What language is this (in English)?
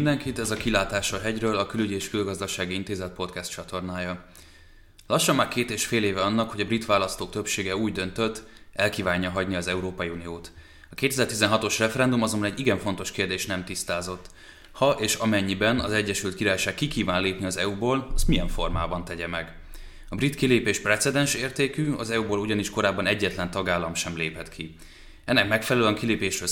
Hungarian